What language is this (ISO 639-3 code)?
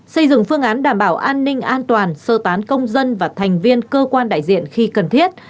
vie